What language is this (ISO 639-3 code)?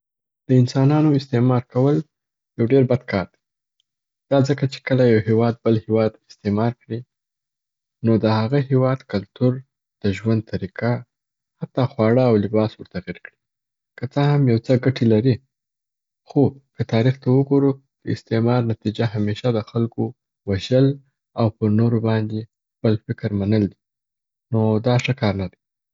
pbt